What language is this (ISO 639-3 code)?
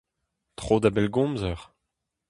bre